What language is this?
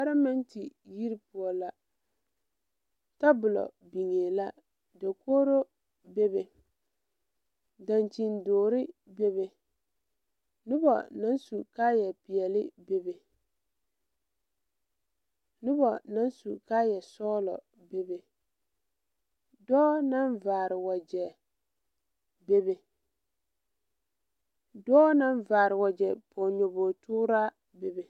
Southern Dagaare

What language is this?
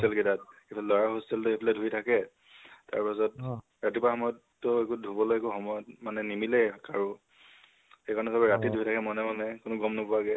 Assamese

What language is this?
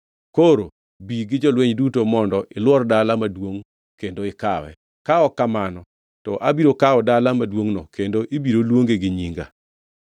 Luo (Kenya and Tanzania)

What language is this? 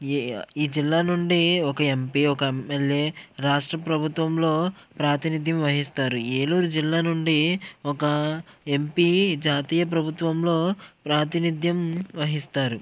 Telugu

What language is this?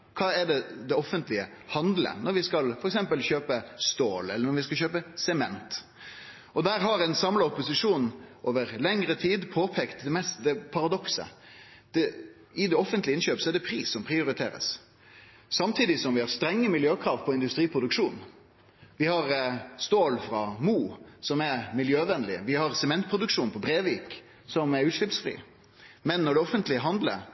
Norwegian Nynorsk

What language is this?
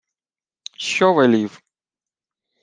Ukrainian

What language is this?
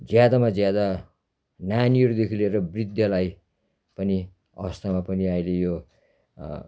Nepali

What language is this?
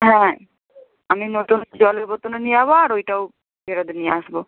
Bangla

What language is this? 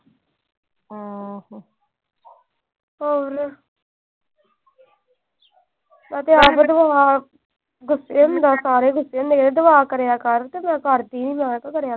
Punjabi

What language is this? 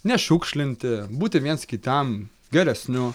Lithuanian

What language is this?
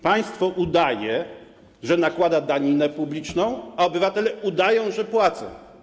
Polish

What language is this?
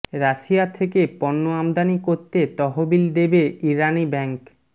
Bangla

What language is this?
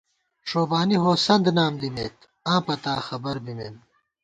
Gawar-Bati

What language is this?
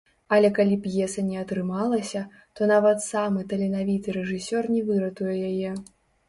Belarusian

